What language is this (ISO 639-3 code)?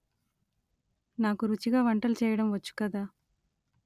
tel